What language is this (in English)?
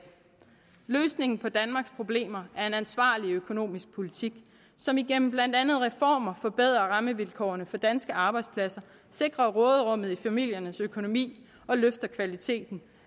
Danish